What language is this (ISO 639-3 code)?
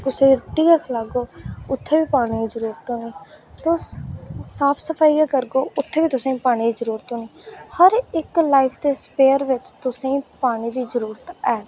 doi